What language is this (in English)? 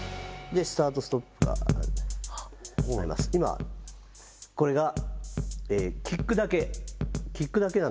Japanese